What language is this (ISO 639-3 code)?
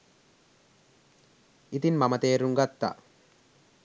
sin